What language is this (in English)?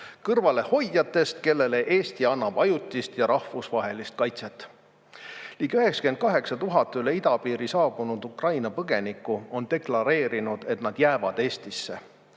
Estonian